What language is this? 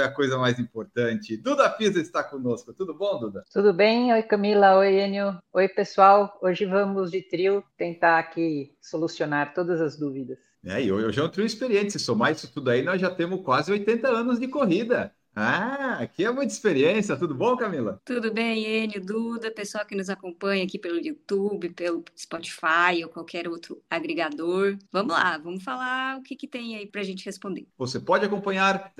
Portuguese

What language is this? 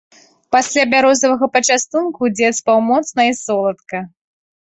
Belarusian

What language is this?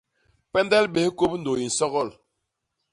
Basaa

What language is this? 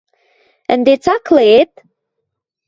Western Mari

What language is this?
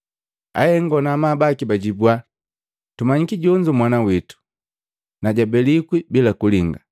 Matengo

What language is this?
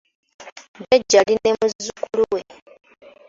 Ganda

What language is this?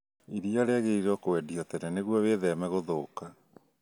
Kikuyu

